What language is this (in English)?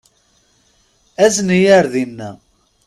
Kabyle